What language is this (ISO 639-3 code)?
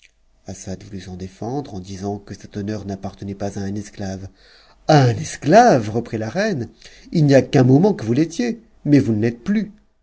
fra